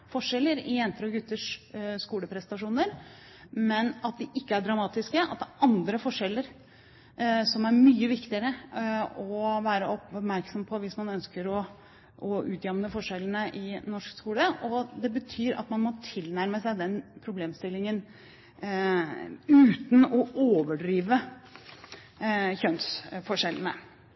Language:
Norwegian Bokmål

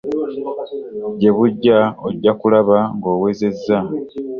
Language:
Ganda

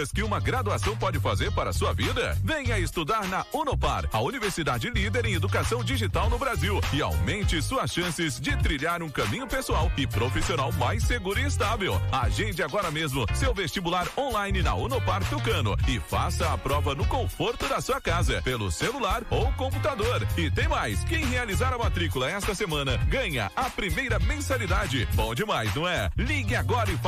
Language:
Portuguese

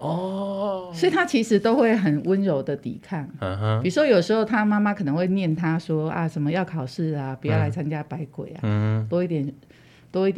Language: Chinese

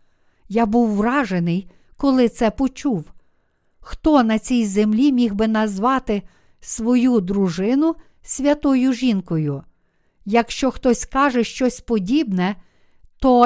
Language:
Ukrainian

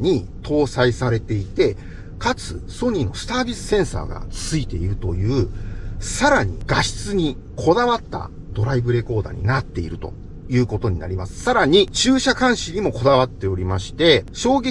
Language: Japanese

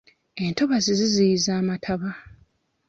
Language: Ganda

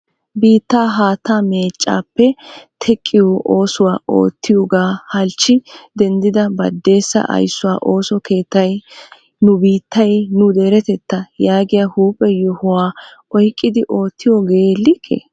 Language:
Wolaytta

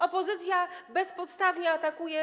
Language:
Polish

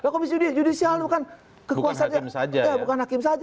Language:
Indonesian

